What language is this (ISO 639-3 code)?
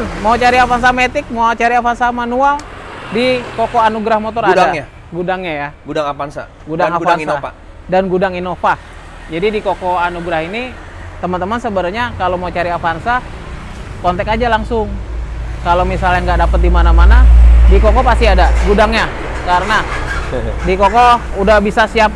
ind